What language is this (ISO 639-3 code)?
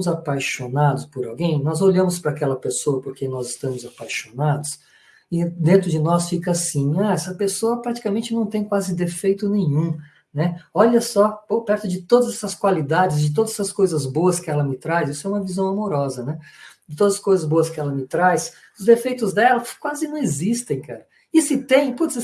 por